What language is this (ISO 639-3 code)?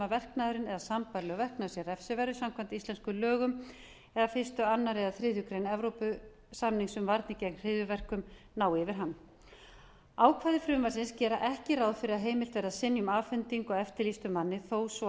isl